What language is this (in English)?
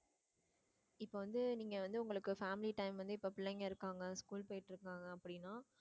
Tamil